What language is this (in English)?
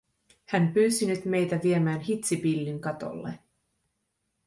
Finnish